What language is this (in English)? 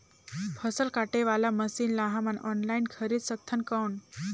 Chhattisgarhi